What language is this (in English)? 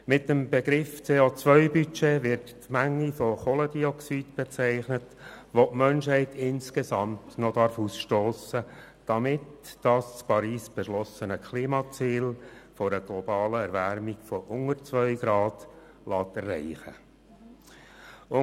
Swiss German